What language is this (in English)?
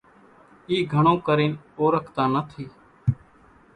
Kachi Koli